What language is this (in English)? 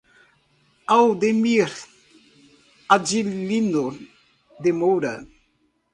Portuguese